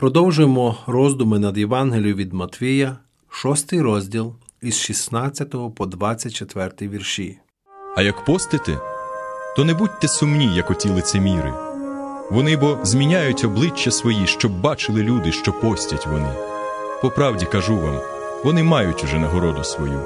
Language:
Ukrainian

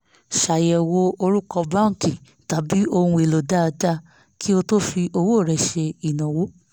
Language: Yoruba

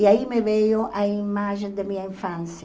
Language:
Portuguese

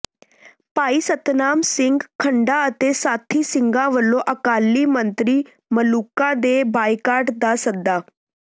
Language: Punjabi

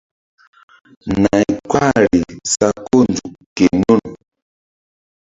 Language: Mbum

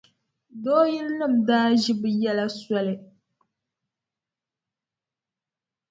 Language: Dagbani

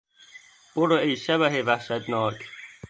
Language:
Persian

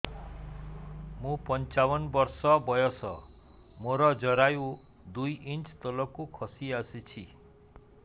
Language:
Odia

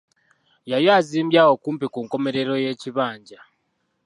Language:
Ganda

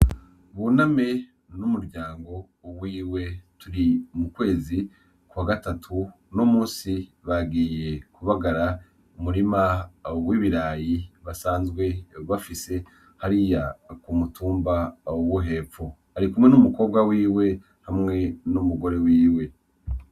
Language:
Rundi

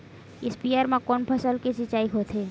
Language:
Chhattisgarhi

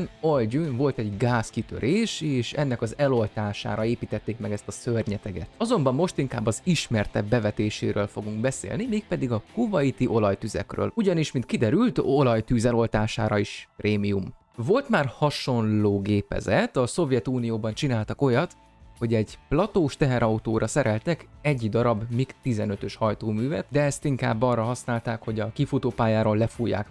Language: Hungarian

